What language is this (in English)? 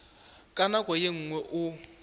Northern Sotho